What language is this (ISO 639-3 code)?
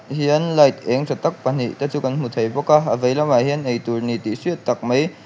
lus